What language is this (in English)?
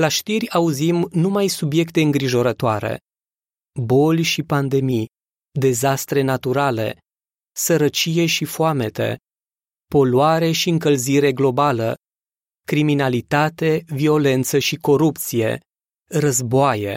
Romanian